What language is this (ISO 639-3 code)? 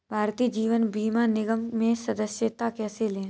hin